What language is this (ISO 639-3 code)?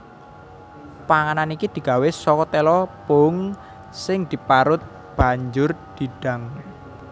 jav